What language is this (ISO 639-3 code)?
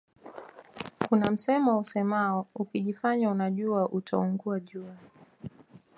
swa